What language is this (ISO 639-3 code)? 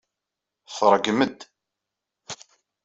kab